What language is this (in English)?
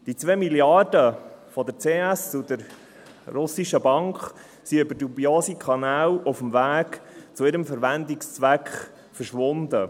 Swiss German